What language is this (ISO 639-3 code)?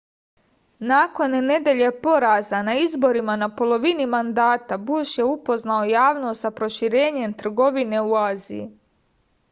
srp